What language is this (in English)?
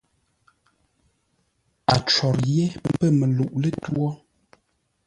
Ngombale